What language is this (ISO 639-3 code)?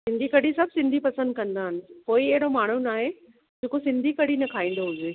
snd